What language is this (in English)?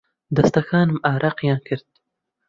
Central Kurdish